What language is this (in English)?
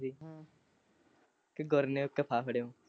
Punjabi